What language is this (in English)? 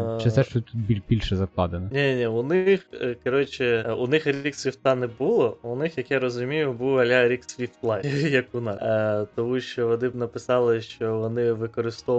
Ukrainian